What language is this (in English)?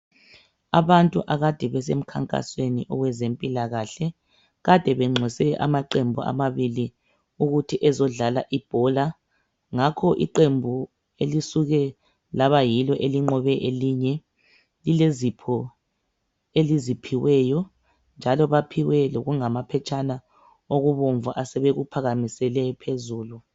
North Ndebele